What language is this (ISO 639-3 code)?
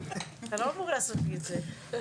heb